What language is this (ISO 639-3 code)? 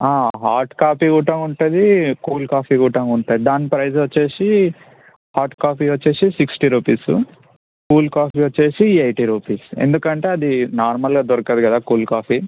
tel